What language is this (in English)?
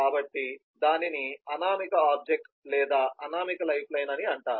Telugu